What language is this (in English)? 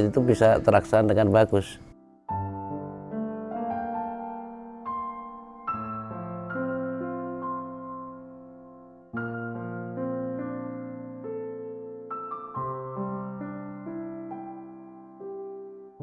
Indonesian